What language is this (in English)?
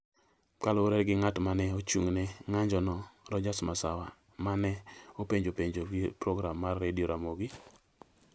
Luo (Kenya and Tanzania)